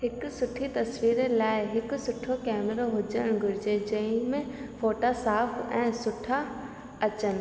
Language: Sindhi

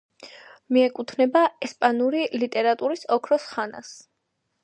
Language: Georgian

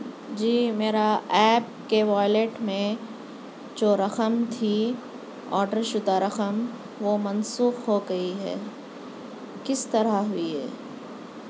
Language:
Urdu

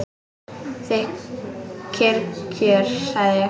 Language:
Icelandic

